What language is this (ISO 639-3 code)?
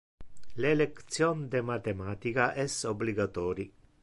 ina